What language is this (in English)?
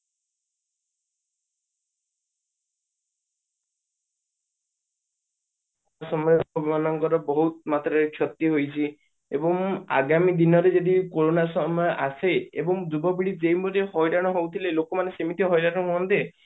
Odia